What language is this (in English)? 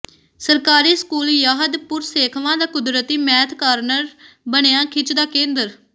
Punjabi